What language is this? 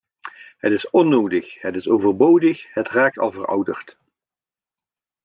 Dutch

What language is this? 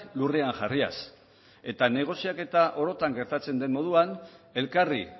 Basque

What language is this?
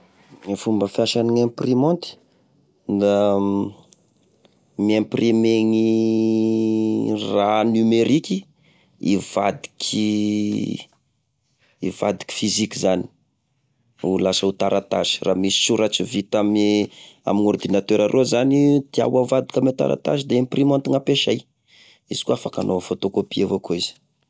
Tesaka Malagasy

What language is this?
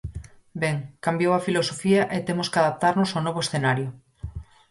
Galician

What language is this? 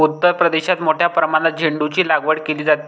Marathi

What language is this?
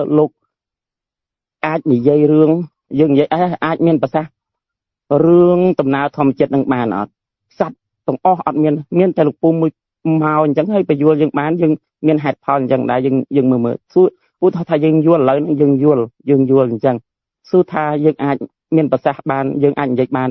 Vietnamese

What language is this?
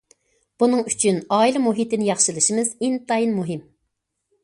Uyghur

